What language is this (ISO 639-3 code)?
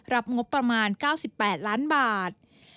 tha